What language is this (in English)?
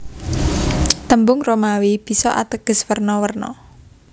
Javanese